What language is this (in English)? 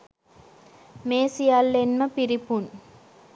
Sinhala